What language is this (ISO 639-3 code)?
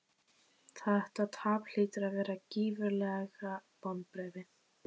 isl